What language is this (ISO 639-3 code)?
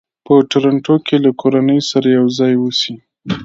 pus